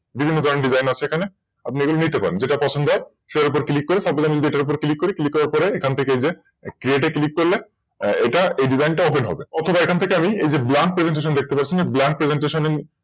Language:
Bangla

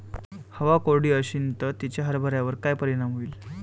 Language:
Marathi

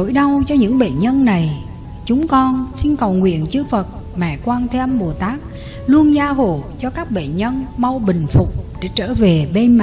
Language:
Vietnamese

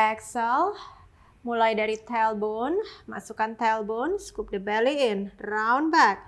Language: Indonesian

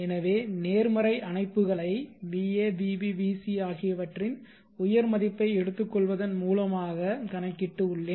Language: Tamil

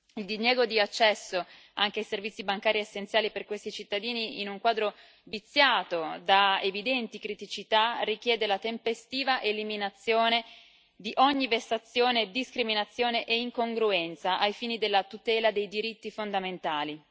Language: Italian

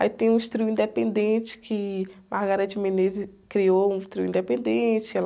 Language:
Portuguese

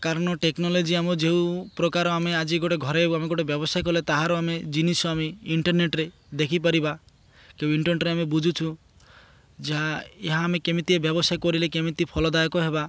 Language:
Odia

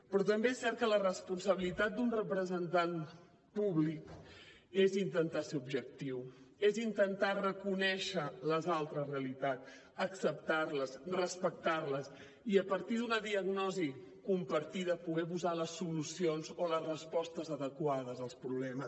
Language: Catalan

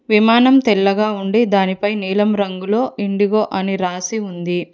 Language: Telugu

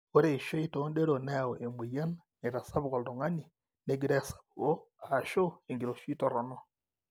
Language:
Masai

